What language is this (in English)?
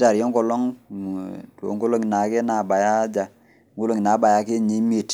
Masai